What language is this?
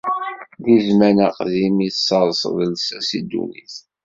Kabyle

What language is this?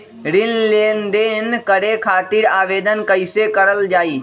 Magahi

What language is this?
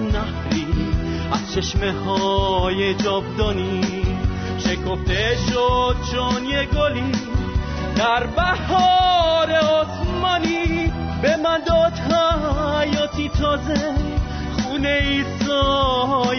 Persian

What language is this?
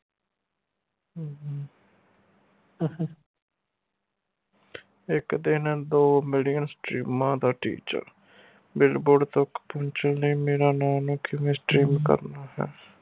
Punjabi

